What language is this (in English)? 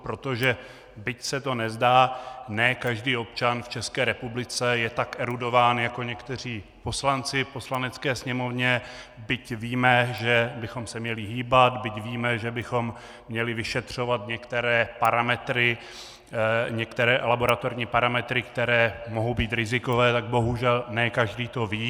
Czech